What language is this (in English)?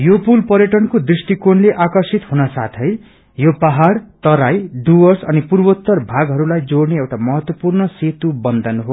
Nepali